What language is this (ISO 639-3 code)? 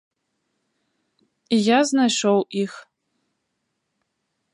bel